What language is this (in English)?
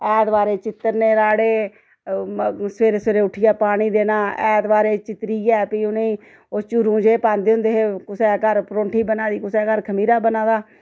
Dogri